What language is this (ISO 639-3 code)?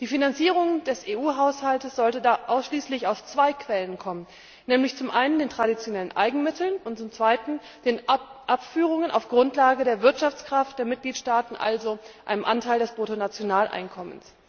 deu